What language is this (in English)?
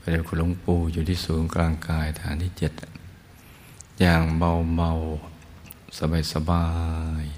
Thai